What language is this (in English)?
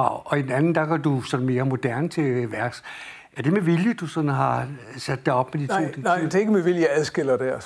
Danish